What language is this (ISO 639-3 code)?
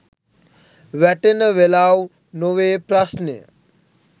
sin